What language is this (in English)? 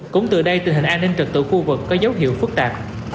Vietnamese